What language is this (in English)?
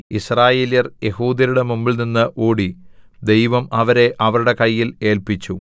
Malayalam